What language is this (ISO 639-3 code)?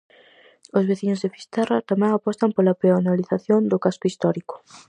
glg